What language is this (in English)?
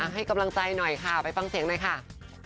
Thai